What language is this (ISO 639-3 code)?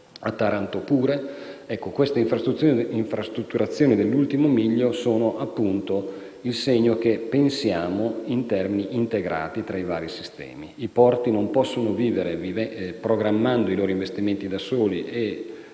ita